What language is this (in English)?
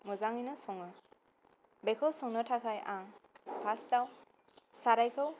Bodo